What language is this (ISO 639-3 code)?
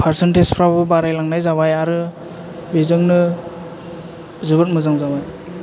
brx